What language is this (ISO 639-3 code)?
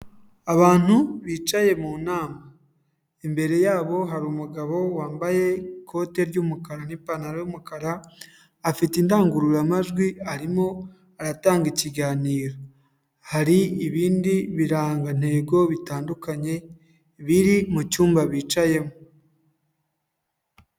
kin